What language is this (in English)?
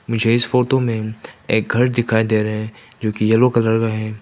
Hindi